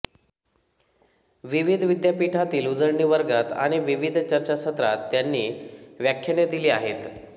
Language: Marathi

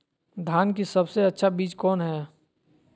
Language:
Magahi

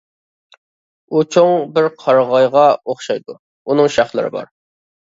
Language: Uyghur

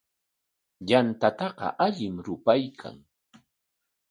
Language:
Corongo Ancash Quechua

